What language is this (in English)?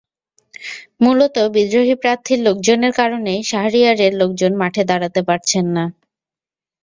Bangla